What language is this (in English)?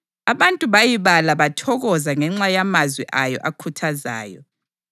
North Ndebele